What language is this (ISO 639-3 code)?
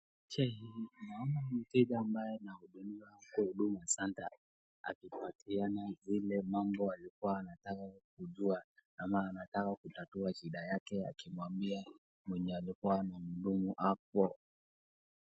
swa